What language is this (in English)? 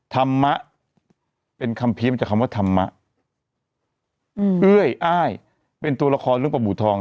Thai